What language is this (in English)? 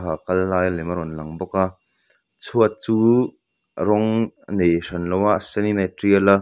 Mizo